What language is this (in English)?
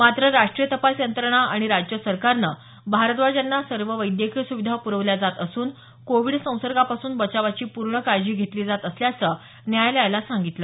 Marathi